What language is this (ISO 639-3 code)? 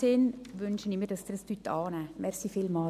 gsw